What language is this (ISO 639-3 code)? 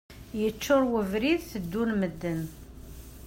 kab